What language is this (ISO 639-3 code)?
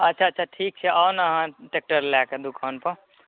mai